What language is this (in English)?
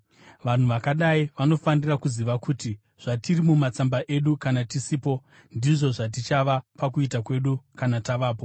Shona